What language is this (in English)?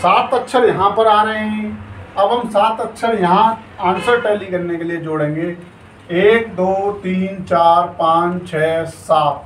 Hindi